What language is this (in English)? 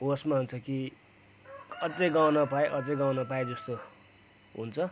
Nepali